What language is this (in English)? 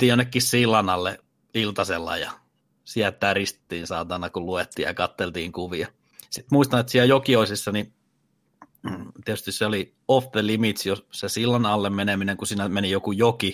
Finnish